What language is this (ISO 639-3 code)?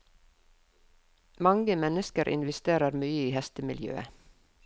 nor